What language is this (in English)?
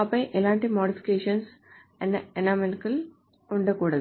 Telugu